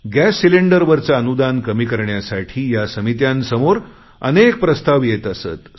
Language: Marathi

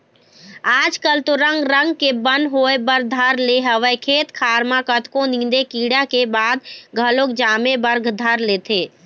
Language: Chhattisgarhi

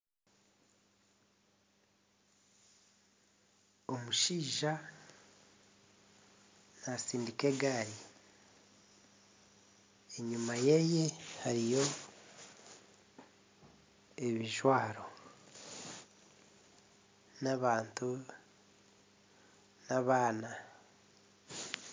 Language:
Nyankole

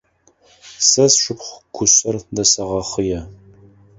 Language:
Adyghe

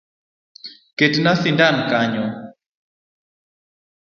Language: Luo (Kenya and Tanzania)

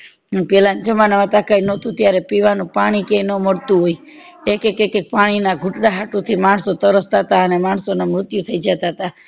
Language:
Gujarati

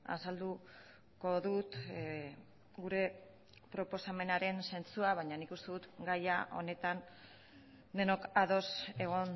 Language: Basque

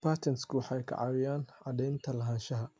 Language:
Somali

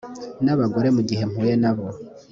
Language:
Kinyarwanda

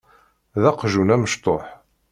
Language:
Kabyle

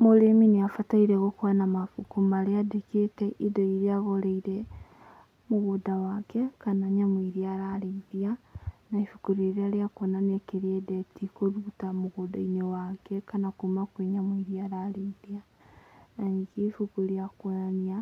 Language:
Kikuyu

